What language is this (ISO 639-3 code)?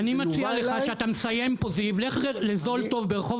heb